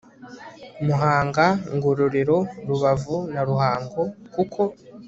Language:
Kinyarwanda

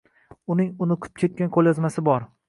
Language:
Uzbek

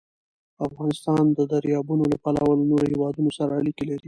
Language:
Pashto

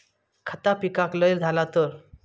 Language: Marathi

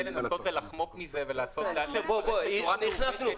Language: Hebrew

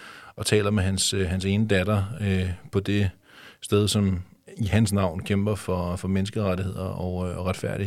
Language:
Danish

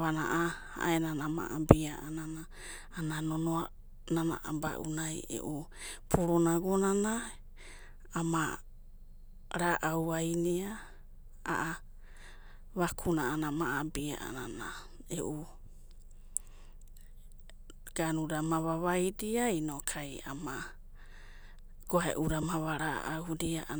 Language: Abadi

